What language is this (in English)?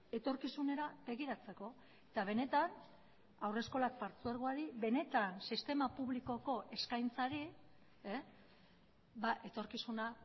Basque